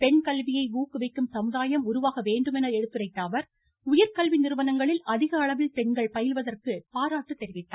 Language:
Tamil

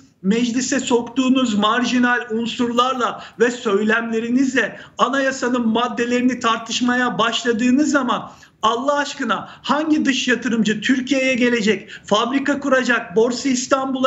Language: Turkish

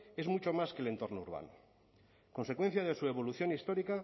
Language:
Spanish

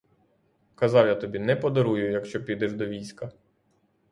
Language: Ukrainian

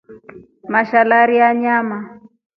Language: Rombo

